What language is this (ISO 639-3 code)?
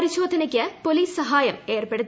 mal